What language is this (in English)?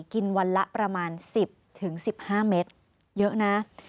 Thai